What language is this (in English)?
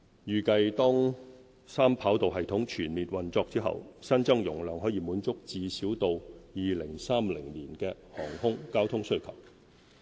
Cantonese